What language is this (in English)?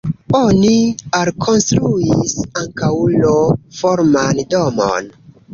Esperanto